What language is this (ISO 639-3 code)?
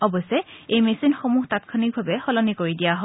asm